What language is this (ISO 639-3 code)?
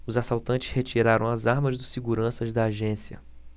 por